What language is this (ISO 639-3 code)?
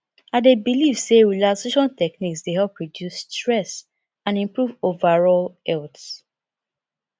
pcm